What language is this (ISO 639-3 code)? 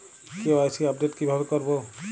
ben